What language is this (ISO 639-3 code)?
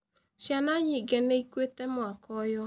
kik